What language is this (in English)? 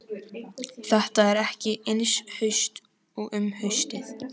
Icelandic